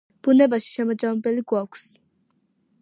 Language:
Georgian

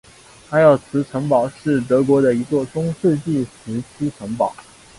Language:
Chinese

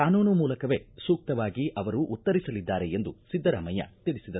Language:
Kannada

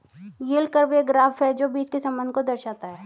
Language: Hindi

